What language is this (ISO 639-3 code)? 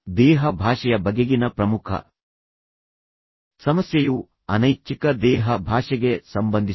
kan